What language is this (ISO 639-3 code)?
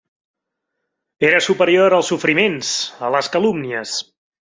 cat